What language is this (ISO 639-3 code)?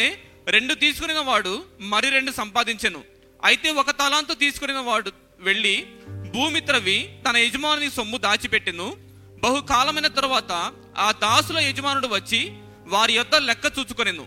tel